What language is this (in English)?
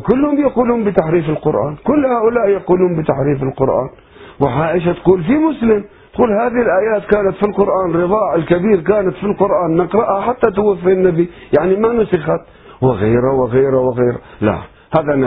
Arabic